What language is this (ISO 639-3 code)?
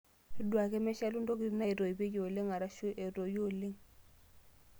mas